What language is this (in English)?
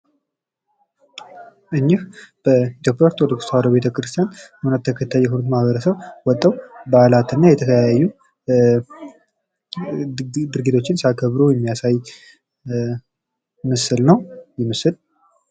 Amharic